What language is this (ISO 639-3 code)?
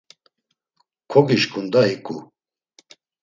lzz